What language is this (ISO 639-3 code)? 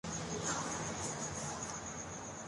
urd